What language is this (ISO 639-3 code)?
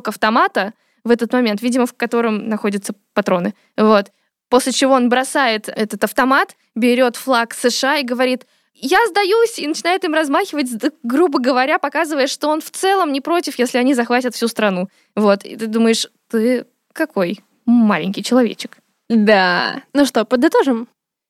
rus